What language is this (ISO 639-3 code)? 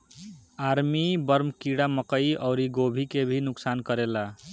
bho